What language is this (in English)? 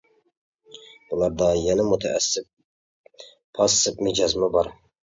Uyghur